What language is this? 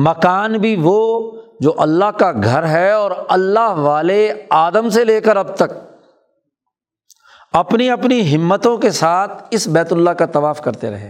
Urdu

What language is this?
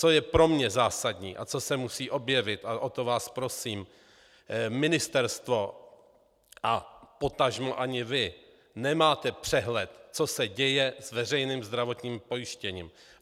Czech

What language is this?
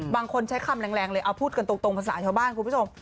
Thai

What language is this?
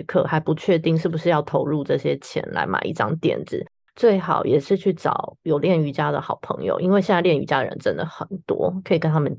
Chinese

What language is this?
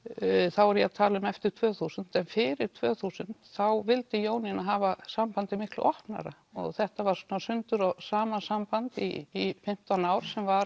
Icelandic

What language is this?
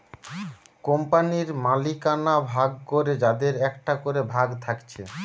Bangla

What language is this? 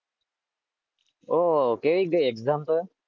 Gujarati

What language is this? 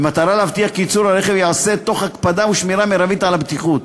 Hebrew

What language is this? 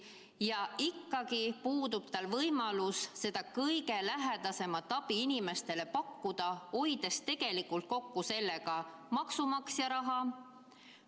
Estonian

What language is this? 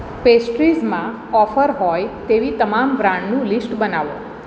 Gujarati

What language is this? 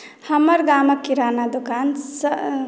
Maithili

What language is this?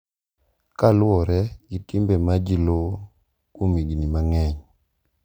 Luo (Kenya and Tanzania)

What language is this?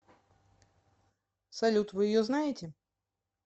Russian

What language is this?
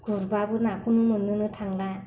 Bodo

